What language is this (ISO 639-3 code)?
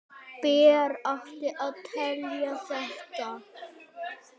isl